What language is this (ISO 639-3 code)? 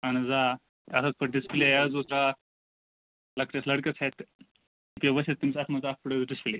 kas